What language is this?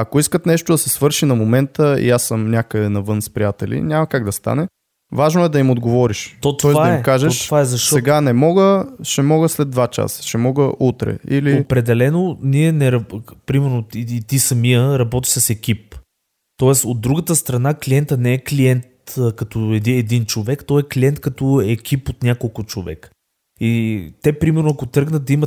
Bulgarian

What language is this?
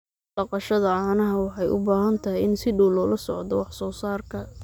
Somali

